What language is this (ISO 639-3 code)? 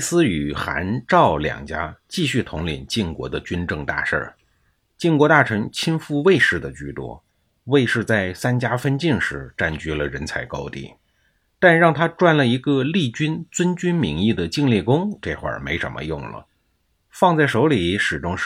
zho